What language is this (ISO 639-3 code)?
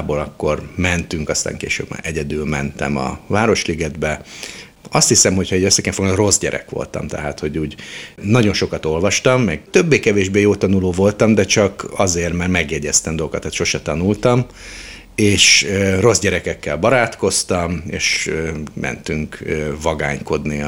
hun